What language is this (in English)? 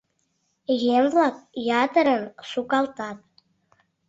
Mari